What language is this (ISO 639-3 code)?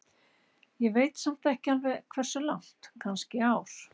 isl